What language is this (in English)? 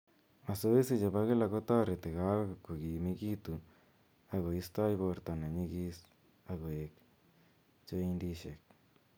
Kalenjin